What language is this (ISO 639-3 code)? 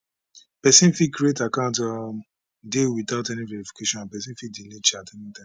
pcm